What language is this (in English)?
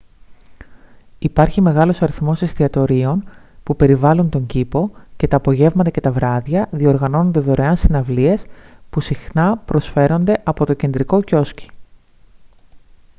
Greek